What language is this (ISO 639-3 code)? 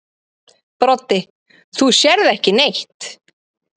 isl